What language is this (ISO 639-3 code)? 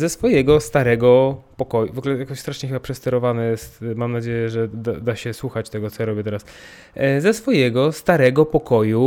pol